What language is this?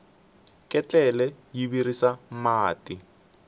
Tsonga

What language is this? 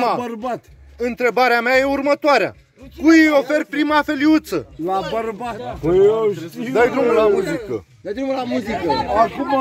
Romanian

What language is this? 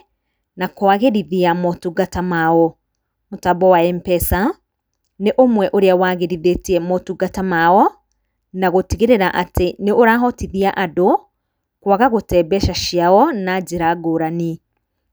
Kikuyu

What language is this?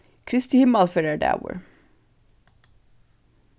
Faroese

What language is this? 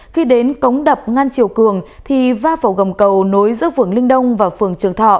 Vietnamese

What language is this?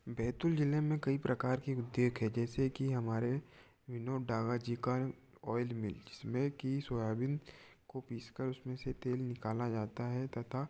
Hindi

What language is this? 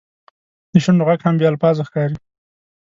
Pashto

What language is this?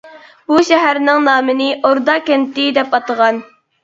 Uyghur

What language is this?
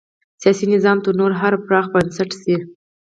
Pashto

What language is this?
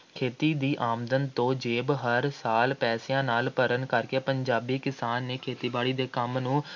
Punjabi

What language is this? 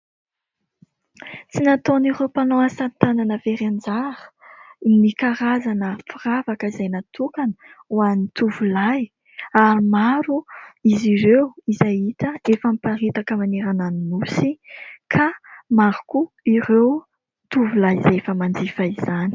Malagasy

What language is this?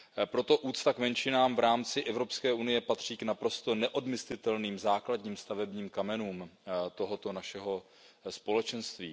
Czech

